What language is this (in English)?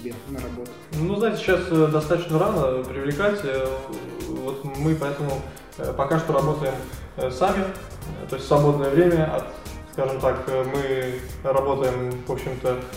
Russian